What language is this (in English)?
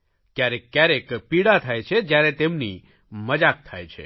Gujarati